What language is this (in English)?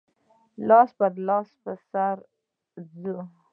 Pashto